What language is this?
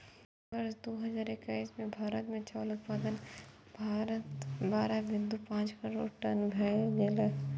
Maithili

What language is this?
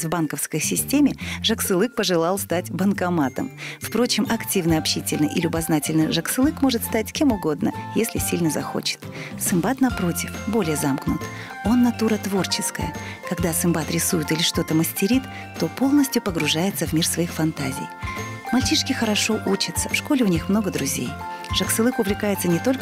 Russian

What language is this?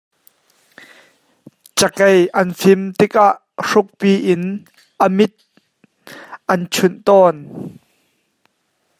Hakha Chin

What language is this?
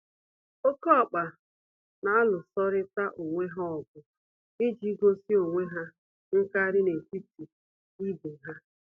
Igbo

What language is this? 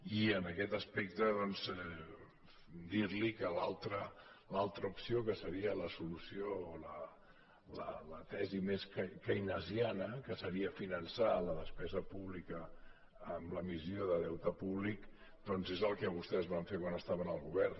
Catalan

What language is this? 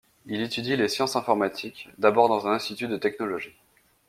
French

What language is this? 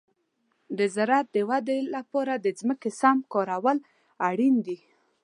Pashto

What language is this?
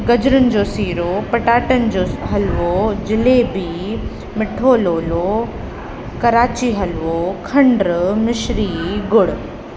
Sindhi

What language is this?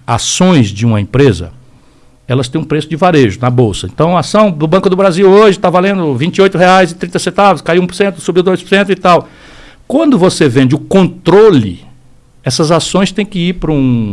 Portuguese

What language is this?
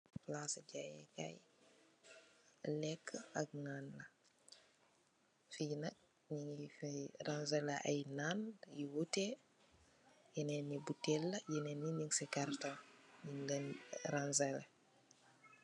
Wolof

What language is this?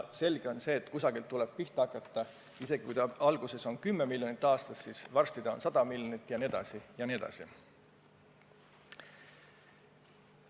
Estonian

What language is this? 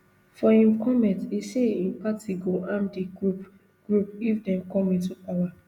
Nigerian Pidgin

